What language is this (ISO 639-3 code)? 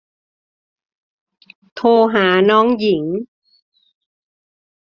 tha